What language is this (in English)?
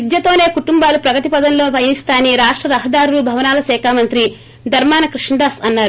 Telugu